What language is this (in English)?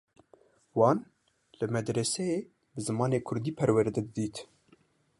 Kurdish